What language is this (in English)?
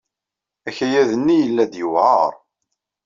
Kabyle